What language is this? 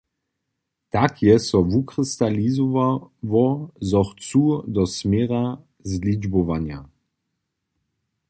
Upper Sorbian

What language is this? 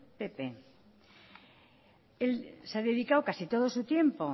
Spanish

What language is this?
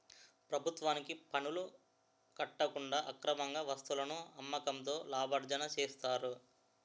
Telugu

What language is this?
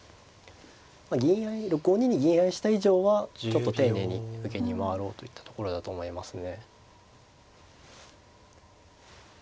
Japanese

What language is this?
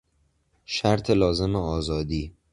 Persian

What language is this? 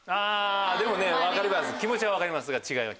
Japanese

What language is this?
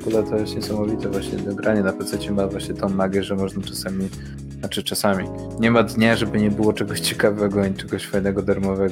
Polish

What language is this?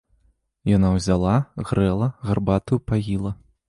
Belarusian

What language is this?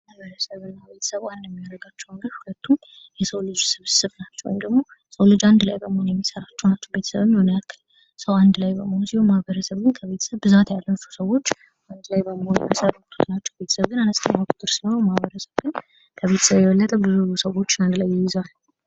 Amharic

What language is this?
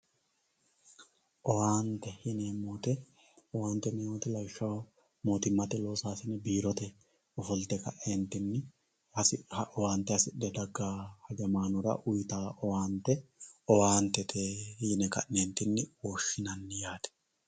Sidamo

